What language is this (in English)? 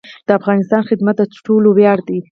Pashto